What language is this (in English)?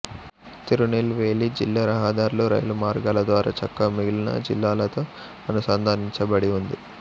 Telugu